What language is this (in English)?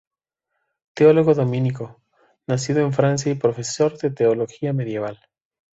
Spanish